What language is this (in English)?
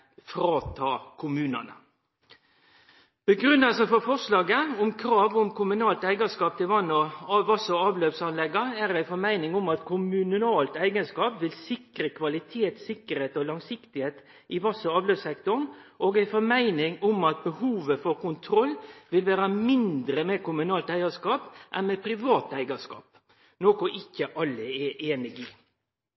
Norwegian Nynorsk